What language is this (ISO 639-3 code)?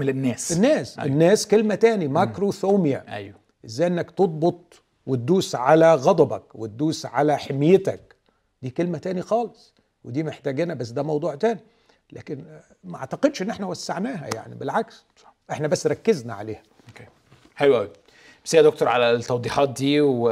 ara